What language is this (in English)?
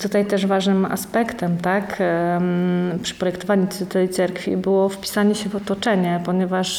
Polish